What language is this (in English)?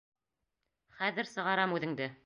Bashkir